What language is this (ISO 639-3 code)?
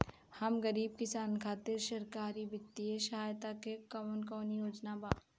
bho